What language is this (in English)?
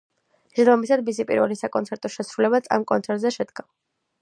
Georgian